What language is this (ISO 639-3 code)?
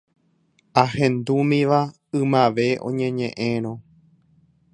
grn